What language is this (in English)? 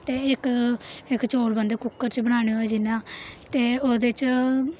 Dogri